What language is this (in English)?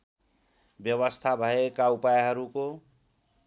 Nepali